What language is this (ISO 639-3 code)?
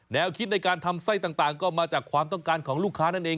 tha